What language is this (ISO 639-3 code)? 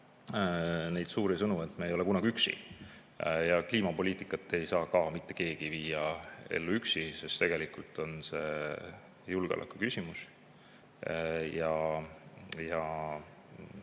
est